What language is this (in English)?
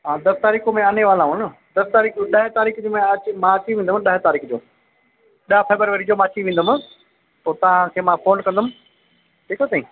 Sindhi